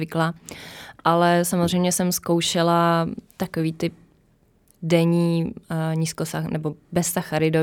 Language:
Czech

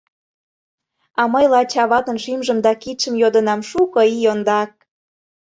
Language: Mari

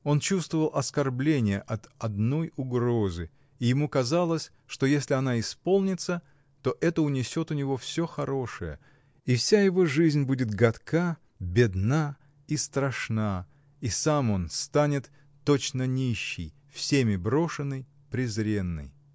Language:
Russian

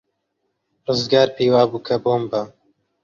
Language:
Central Kurdish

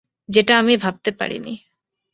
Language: Bangla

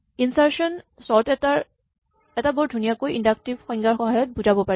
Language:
Assamese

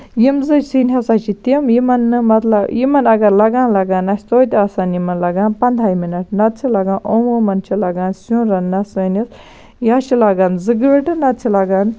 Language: Kashmiri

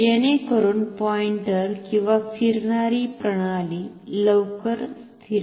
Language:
Marathi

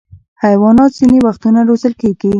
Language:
Pashto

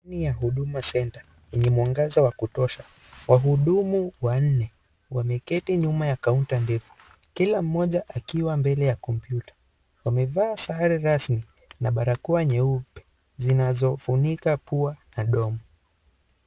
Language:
Swahili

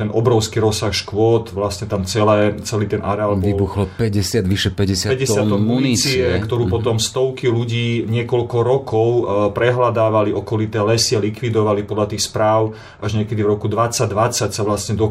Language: Slovak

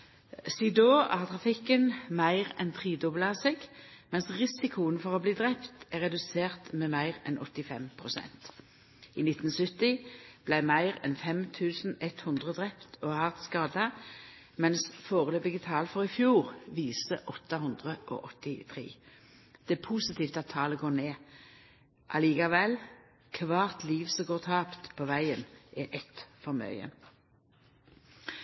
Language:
Norwegian Nynorsk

